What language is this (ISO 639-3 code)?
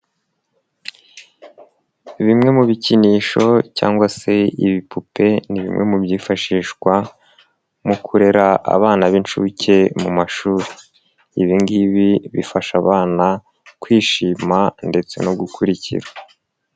kin